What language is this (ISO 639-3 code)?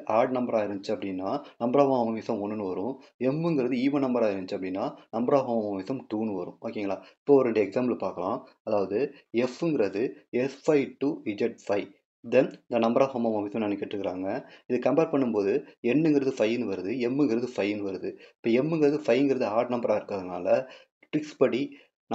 tam